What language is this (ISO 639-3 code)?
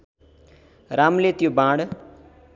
nep